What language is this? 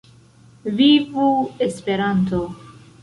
Esperanto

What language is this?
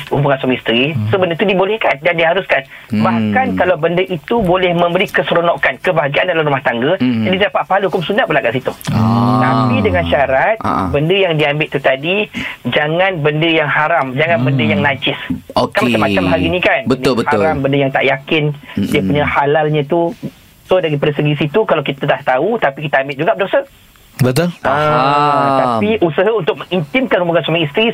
Malay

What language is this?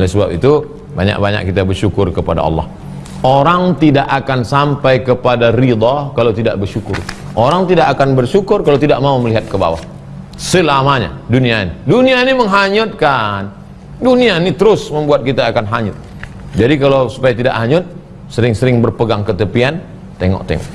Indonesian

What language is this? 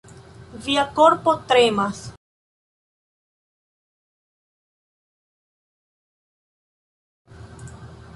Esperanto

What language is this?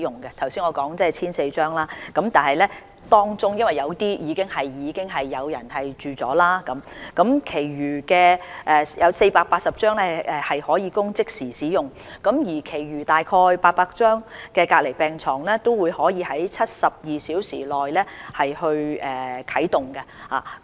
Cantonese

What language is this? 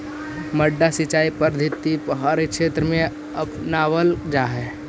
Magahi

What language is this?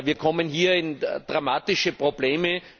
German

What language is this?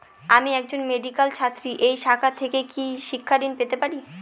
Bangla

